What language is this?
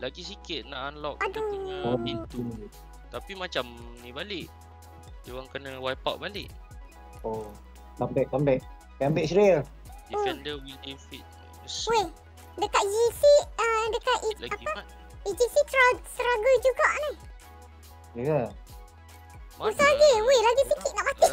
Malay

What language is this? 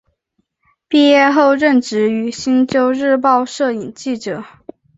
Chinese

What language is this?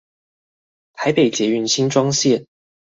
Chinese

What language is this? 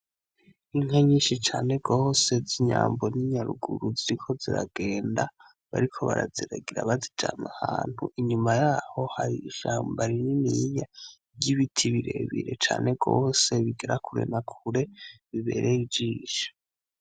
Rundi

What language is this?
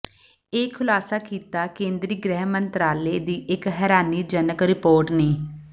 Punjabi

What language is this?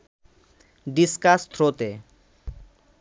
Bangla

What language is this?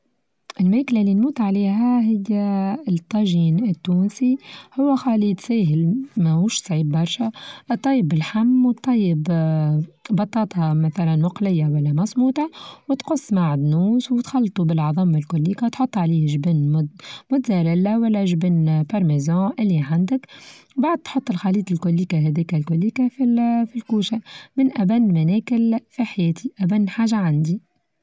Tunisian Arabic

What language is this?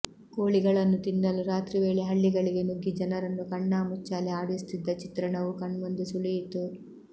Kannada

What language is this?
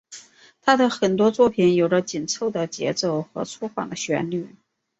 Chinese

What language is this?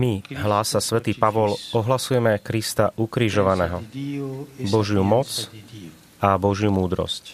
Slovak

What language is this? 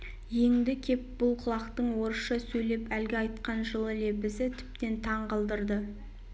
Kazakh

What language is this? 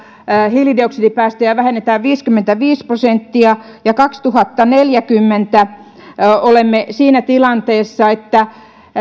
Finnish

